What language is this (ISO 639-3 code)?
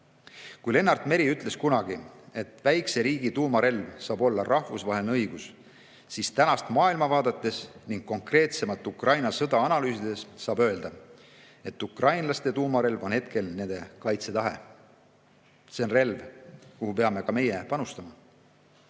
est